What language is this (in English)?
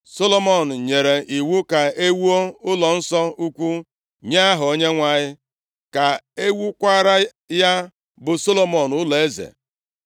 Igbo